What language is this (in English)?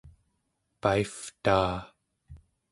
Central Yupik